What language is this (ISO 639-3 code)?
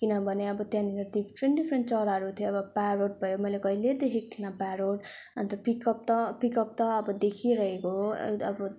nep